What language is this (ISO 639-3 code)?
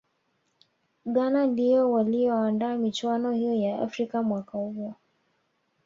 swa